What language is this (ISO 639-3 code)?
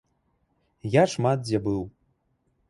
bel